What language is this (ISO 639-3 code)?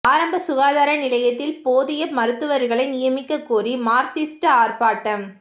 tam